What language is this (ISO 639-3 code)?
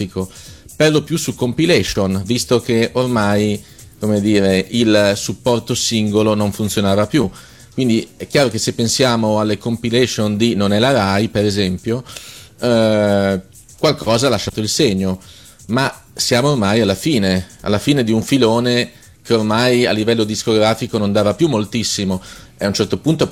ita